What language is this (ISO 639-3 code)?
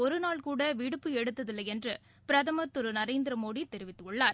tam